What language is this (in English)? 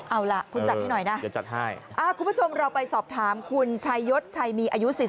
Thai